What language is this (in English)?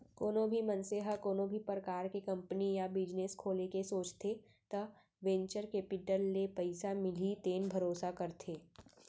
Chhattisgarhi